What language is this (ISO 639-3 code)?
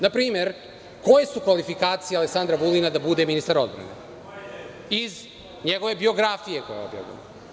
srp